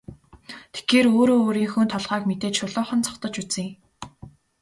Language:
Mongolian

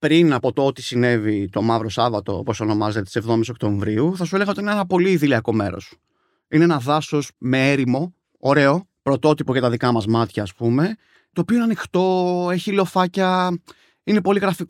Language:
Greek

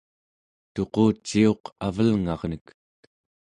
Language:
Central Yupik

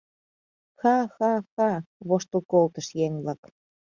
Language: Mari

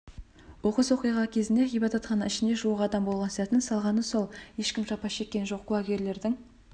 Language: Kazakh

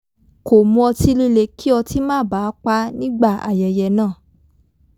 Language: Yoruba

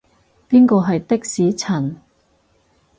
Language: Cantonese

